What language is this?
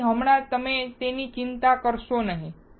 Gujarati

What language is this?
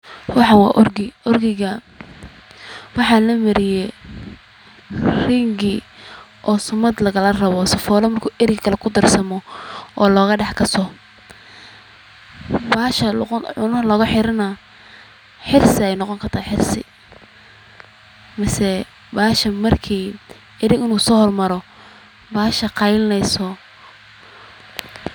Somali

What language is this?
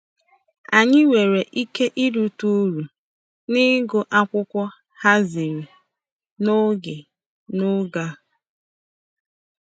Igbo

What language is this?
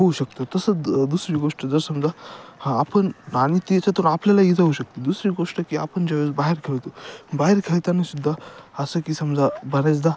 Marathi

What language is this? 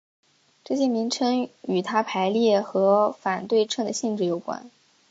Chinese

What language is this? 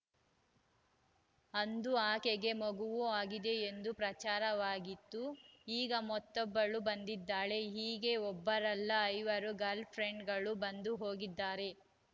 Kannada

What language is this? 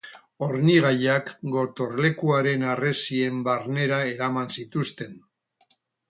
Basque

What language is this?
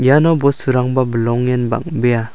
Garo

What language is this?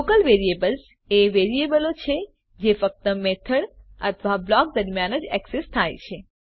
Gujarati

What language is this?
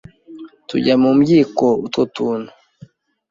Kinyarwanda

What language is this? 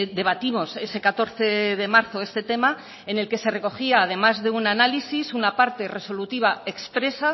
Spanish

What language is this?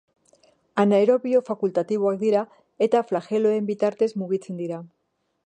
Basque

